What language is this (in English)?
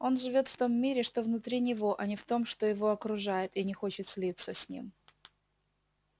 Russian